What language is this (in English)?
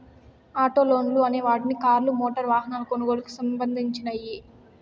Telugu